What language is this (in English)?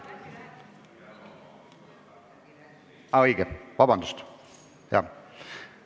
Estonian